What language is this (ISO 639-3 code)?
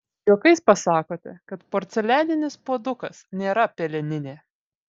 lit